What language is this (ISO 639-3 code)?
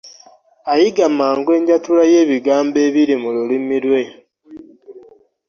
lug